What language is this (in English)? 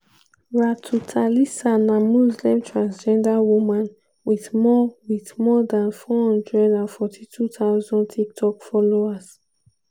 Nigerian Pidgin